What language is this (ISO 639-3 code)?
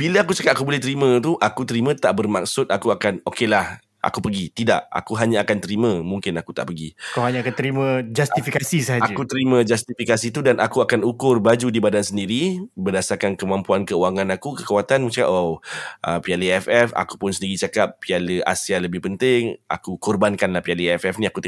msa